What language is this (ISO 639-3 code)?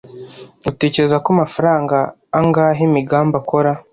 kin